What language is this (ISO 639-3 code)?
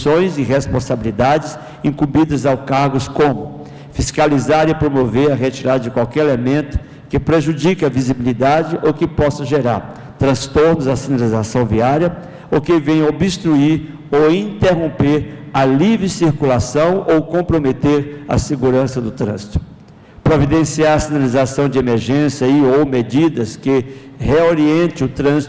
por